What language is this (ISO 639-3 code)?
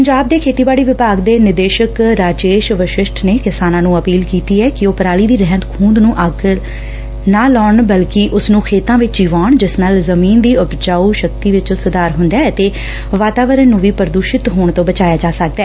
pan